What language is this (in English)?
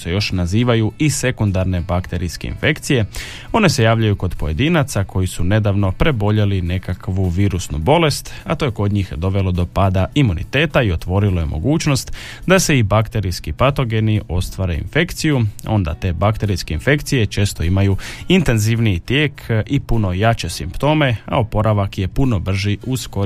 Croatian